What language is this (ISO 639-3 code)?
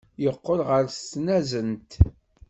kab